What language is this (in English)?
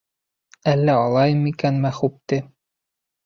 Bashkir